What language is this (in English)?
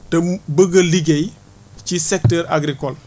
Wolof